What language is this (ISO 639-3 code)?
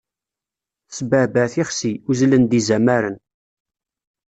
kab